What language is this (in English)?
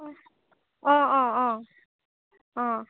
Assamese